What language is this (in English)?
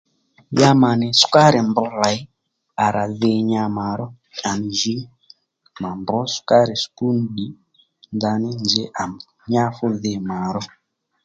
Lendu